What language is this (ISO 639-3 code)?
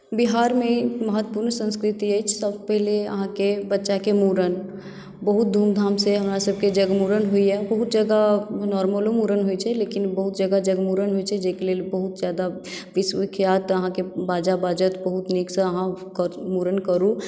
mai